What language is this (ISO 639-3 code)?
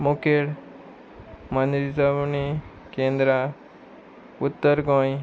kok